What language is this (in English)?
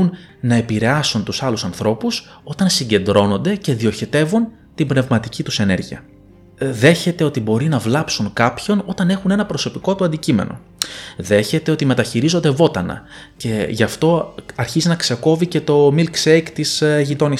Greek